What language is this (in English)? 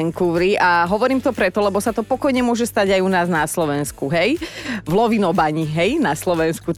Slovak